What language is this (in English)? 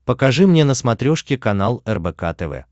Russian